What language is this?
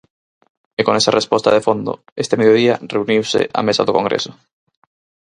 Galician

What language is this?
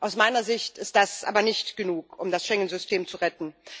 German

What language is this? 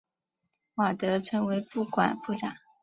Chinese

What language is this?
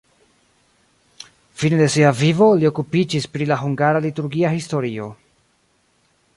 Esperanto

